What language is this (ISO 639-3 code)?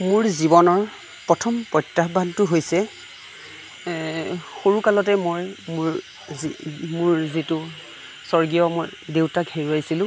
asm